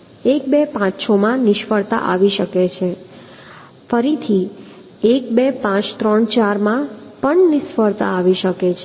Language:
Gujarati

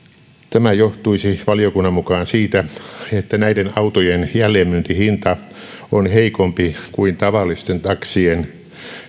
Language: Finnish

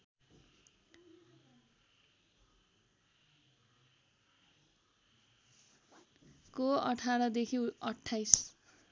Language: Nepali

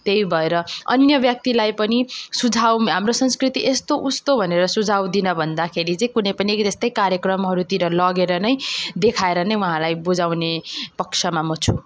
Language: Nepali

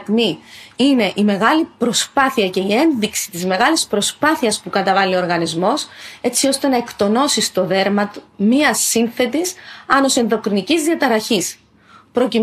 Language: Greek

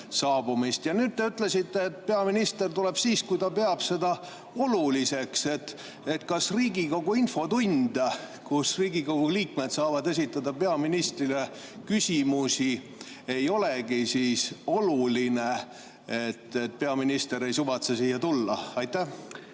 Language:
Estonian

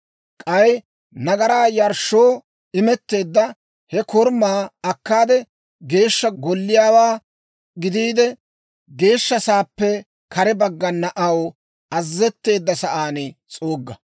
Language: Dawro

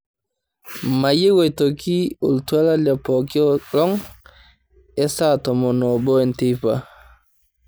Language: Masai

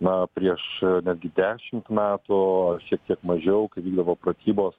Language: Lithuanian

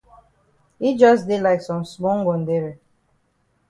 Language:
Cameroon Pidgin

